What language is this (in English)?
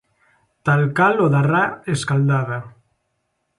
Galician